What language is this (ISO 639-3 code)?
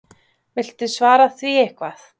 isl